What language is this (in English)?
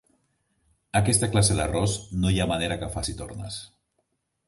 Catalan